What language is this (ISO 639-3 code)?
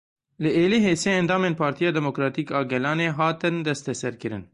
kur